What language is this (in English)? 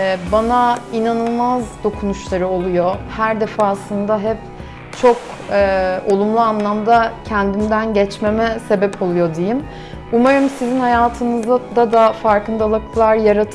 Turkish